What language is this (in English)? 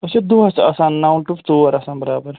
Kashmiri